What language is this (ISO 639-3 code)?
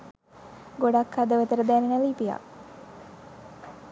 sin